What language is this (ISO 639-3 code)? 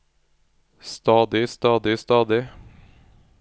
nor